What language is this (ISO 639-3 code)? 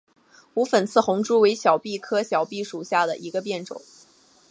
zho